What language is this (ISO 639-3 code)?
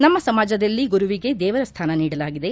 kan